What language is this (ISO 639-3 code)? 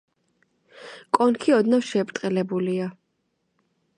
kat